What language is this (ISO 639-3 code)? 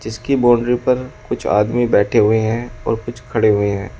hin